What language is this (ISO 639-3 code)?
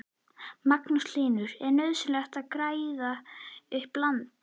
isl